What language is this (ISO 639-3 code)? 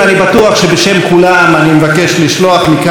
heb